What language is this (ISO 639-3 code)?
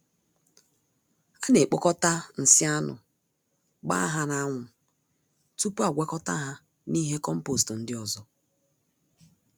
ibo